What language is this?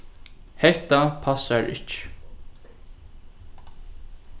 Faroese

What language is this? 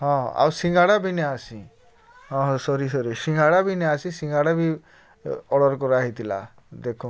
Odia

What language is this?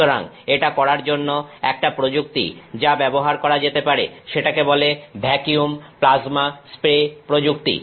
Bangla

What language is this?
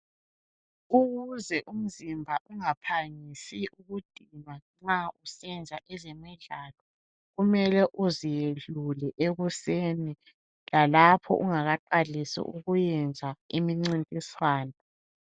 North Ndebele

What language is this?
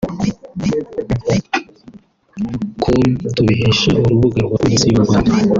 Kinyarwanda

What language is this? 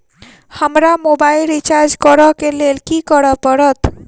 Maithili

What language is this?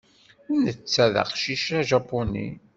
Kabyle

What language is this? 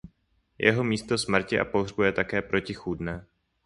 Czech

